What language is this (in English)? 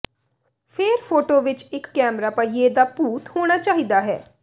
Punjabi